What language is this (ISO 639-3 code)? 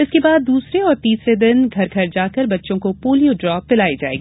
hin